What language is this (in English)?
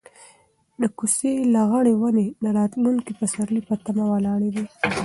Pashto